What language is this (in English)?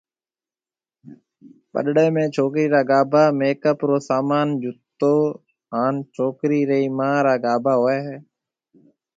Marwari (Pakistan)